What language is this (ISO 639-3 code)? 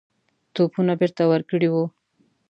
pus